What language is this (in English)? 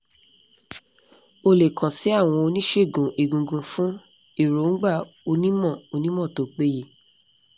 Yoruba